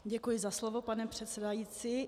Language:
Czech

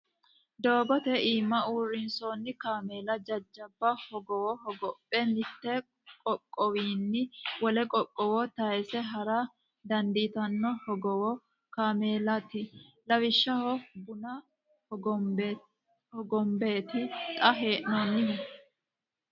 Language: Sidamo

